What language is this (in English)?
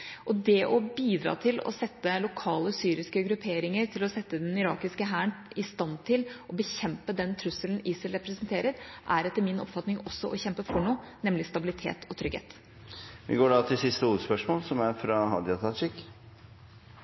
Norwegian